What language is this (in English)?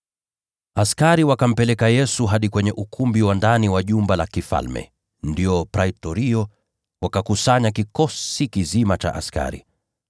Swahili